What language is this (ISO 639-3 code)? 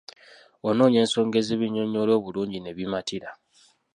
lug